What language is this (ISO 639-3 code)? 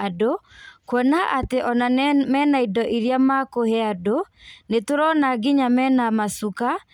kik